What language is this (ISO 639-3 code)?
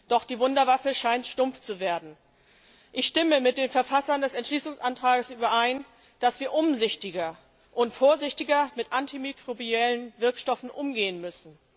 deu